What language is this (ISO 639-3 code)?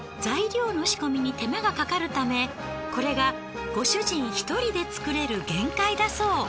jpn